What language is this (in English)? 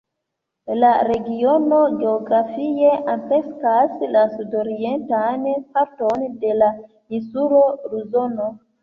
Esperanto